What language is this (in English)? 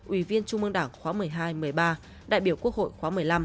Vietnamese